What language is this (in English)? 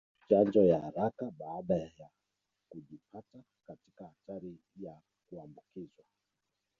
Swahili